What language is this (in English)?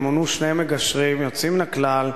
Hebrew